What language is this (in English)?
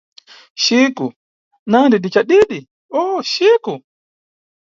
Nyungwe